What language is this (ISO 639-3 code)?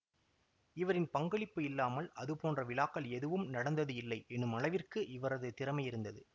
tam